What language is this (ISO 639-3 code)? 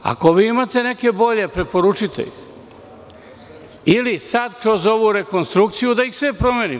srp